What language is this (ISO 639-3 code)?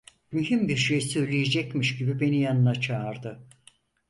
tur